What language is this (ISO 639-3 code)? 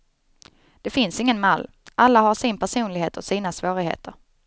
swe